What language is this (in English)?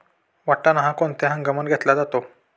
Marathi